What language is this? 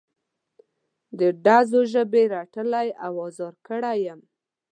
Pashto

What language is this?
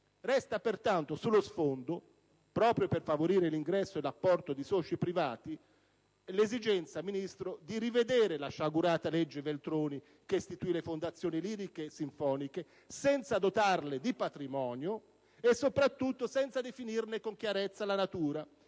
Italian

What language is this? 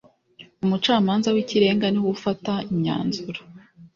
Kinyarwanda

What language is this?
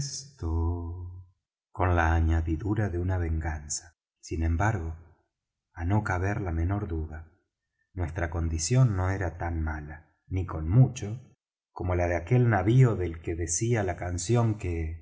Spanish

